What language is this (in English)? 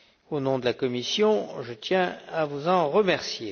French